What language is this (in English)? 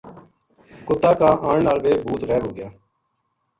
Gujari